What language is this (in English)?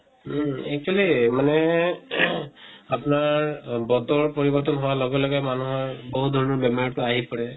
Assamese